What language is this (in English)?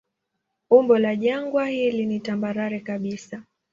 Swahili